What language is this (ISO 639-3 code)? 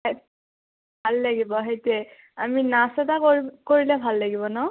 asm